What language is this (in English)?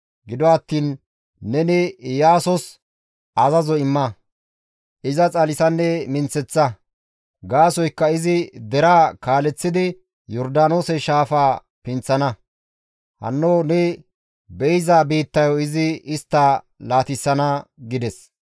Gamo